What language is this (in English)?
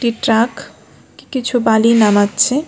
Bangla